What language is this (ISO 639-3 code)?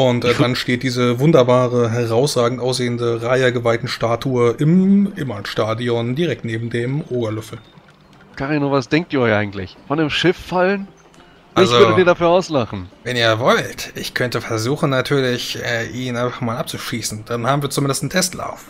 deu